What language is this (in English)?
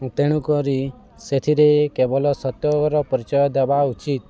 Odia